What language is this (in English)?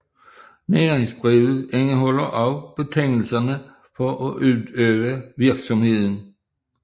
Danish